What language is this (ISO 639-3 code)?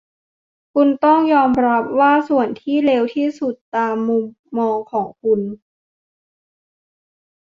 tha